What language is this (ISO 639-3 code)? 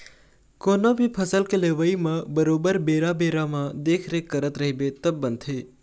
hne